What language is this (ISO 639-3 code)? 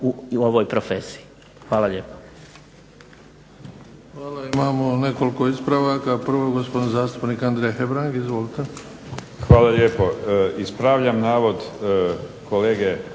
hrv